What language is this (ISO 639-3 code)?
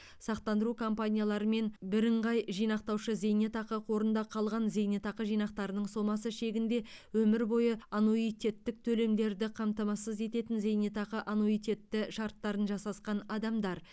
kaz